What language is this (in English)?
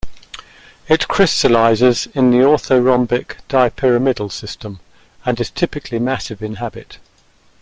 English